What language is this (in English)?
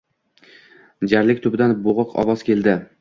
Uzbek